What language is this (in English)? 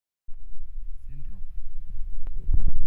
Masai